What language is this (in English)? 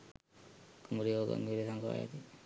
Sinhala